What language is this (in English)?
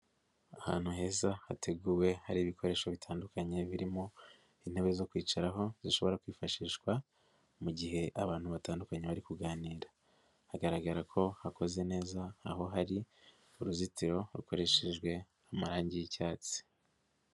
Kinyarwanda